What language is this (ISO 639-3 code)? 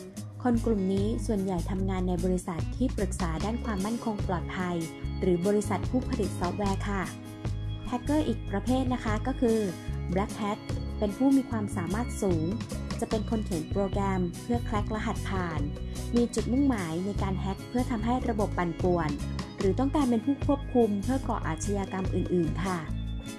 tha